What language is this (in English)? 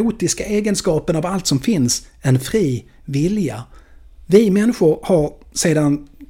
Swedish